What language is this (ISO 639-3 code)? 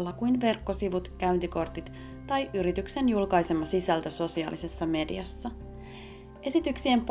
fin